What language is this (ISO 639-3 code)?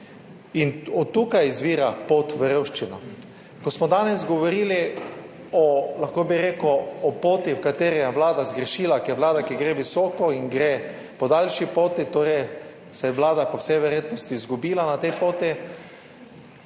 slv